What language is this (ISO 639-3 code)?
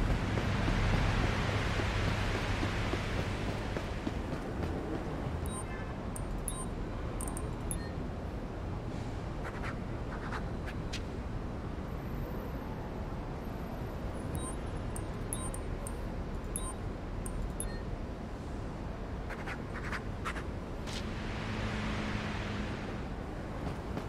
vie